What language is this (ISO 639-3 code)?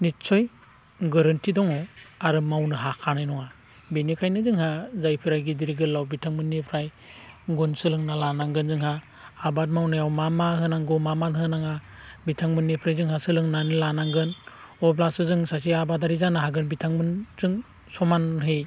brx